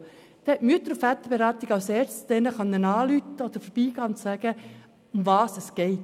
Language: Swiss German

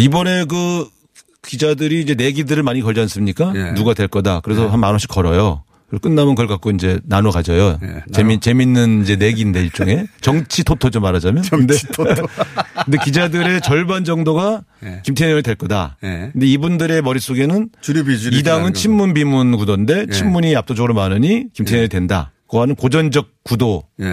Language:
Korean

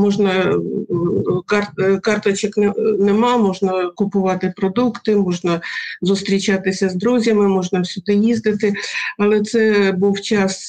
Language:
Ukrainian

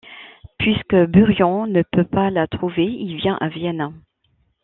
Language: French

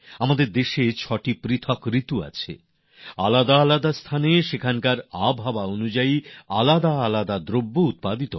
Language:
Bangla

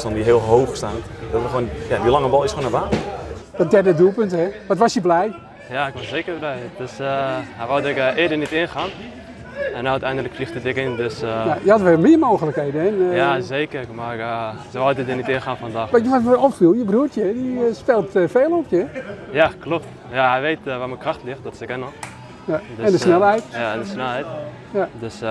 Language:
Dutch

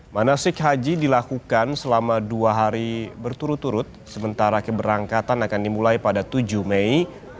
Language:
Indonesian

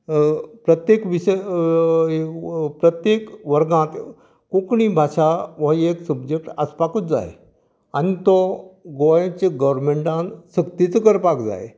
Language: Konkani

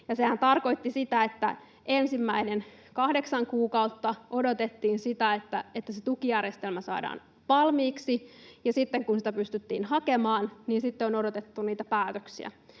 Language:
Finnish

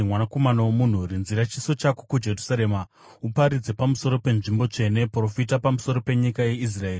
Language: Shona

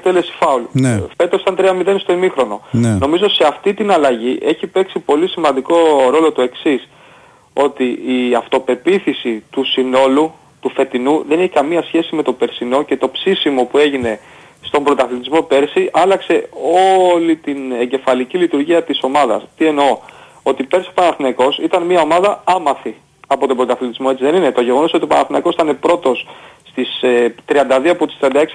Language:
Greek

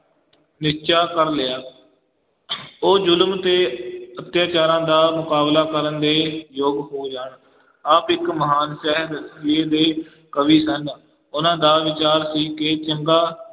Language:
Punjabi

